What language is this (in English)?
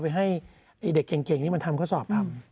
Thai